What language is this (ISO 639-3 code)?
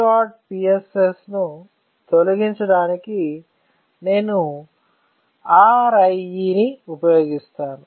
tel